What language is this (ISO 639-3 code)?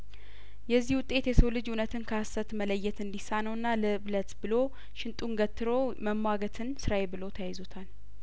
amh